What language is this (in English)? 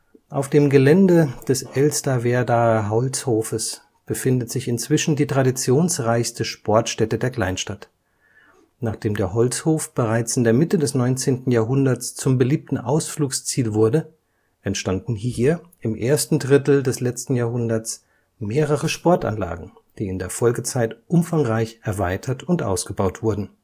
German